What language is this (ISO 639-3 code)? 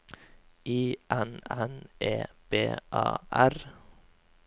nor